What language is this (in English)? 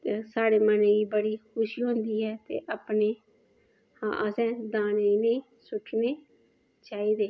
Dogri